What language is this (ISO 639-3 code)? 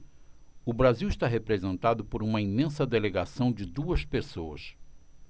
por